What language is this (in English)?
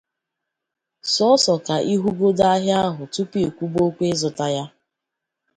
Igbo